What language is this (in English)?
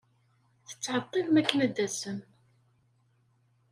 Kabyle